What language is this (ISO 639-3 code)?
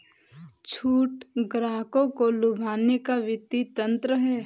hin